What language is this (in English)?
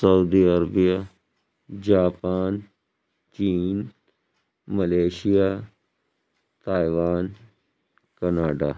Urdu